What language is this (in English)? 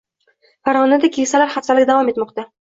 Uzbek